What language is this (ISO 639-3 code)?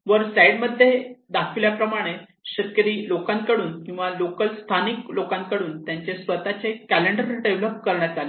mar